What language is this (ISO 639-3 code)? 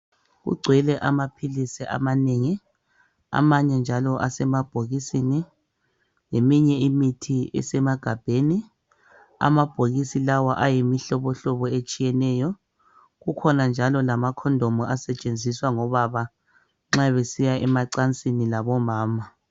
nde